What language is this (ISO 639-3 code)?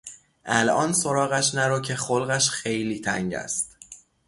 fas